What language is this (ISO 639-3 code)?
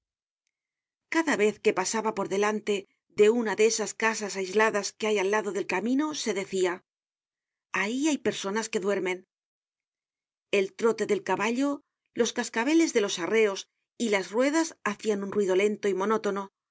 spa